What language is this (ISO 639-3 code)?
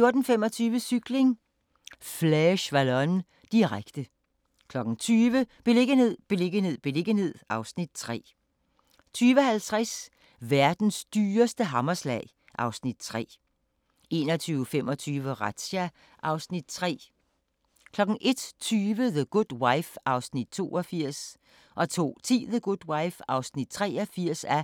dan